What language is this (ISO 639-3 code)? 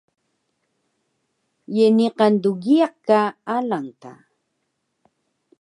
trv